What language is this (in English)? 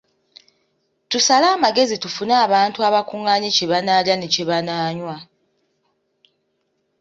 Ganda